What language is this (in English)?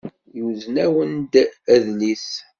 Kabyle